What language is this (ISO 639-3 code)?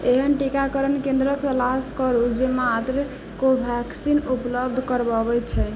mai